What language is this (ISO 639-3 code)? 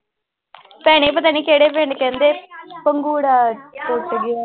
pan